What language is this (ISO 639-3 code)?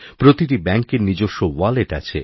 ben